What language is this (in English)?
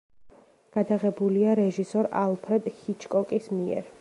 Georgian